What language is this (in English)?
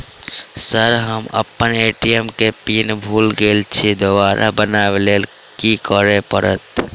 Maithili